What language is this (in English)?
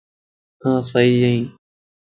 Lasi